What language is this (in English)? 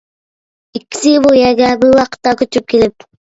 Uyghur